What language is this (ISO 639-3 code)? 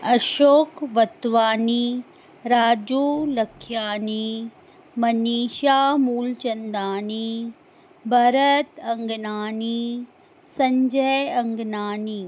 snd